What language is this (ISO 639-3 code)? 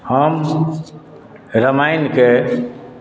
mai